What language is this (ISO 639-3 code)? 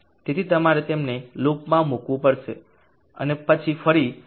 guj